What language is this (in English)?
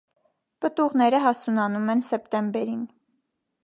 Armenian